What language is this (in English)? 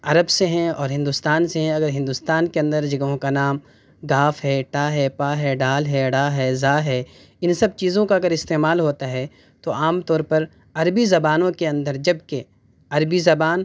Urdu